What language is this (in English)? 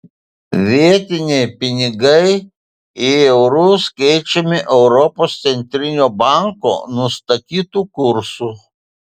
Lithuanian